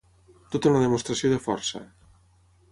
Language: Catalan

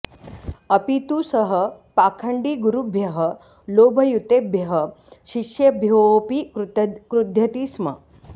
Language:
Sanskrit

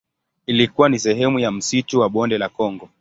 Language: Swahili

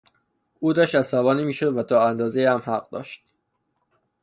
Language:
Persian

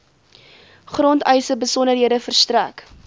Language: Afrikaans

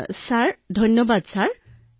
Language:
Assamese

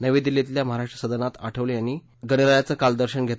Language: Marathi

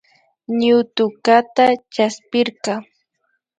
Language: Imbabura Highland Quichua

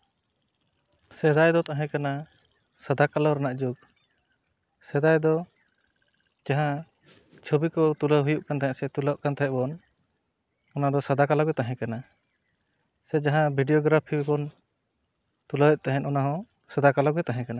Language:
Santali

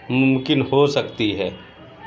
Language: Urdu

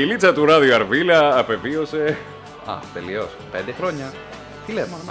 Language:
Greek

